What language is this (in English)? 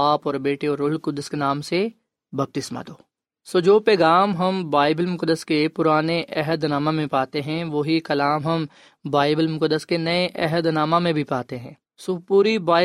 Urdu